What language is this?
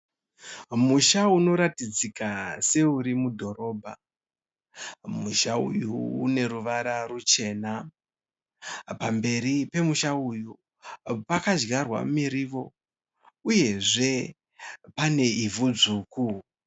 Shona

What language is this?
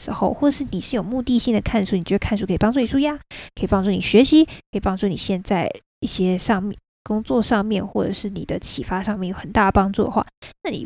Chinese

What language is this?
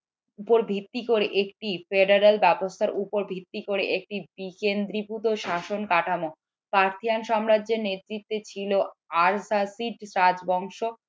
Bangla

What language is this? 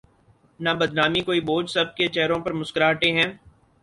Urdu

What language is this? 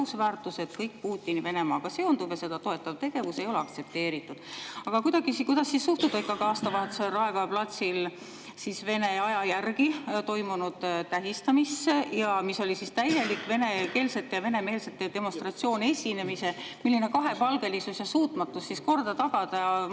Estonian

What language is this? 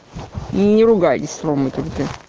Russian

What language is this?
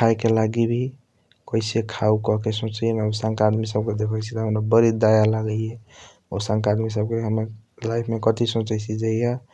Kochila Tharu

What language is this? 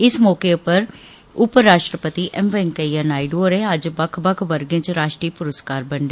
Dogri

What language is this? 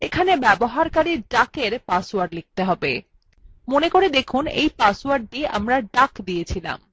Bangla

